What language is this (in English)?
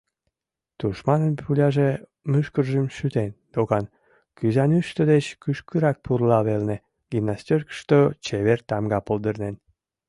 Mari